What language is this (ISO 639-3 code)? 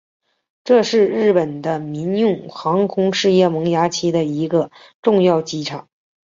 zho